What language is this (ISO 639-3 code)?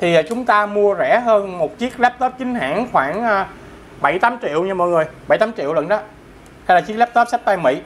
vie